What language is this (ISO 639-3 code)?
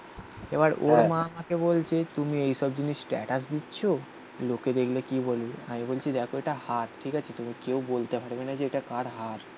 ben